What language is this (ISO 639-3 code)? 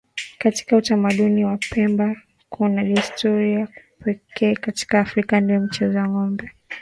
swa